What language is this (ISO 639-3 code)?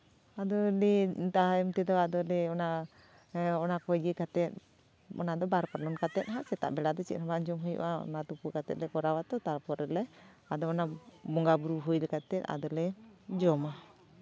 sat